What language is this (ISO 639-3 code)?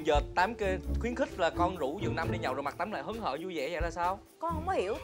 vie